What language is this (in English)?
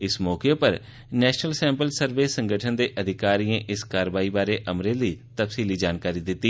Dogri